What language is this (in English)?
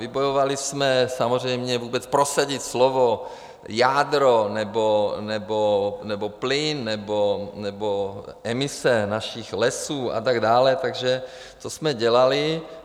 Czech